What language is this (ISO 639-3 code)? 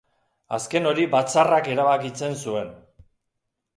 eus